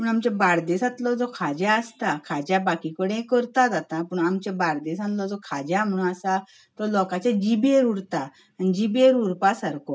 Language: Konkani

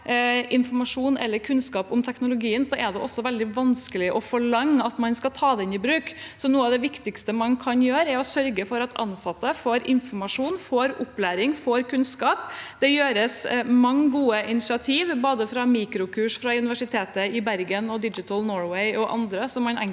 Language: Norwegian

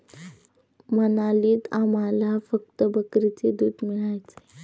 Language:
Marathi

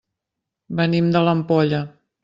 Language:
Catalan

